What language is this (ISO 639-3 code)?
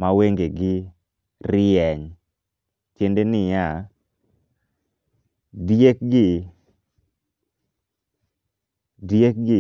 luo